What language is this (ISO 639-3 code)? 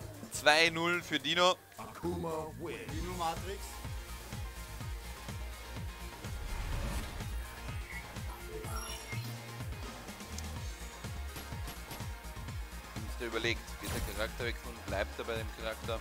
deu